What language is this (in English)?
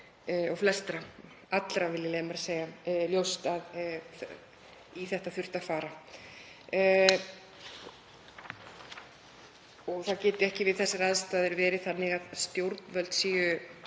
Icelandic